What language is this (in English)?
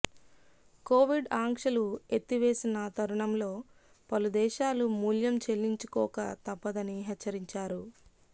Telugu